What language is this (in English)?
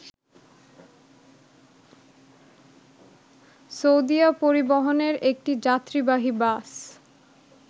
Bangla